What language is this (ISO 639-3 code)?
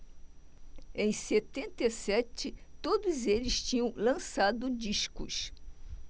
por